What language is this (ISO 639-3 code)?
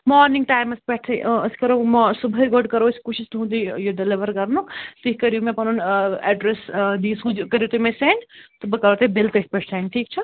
kas